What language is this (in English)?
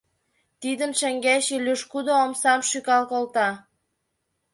Mari